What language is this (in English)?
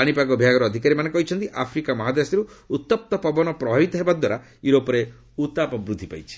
Odia